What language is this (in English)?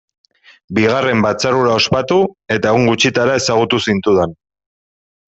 Basque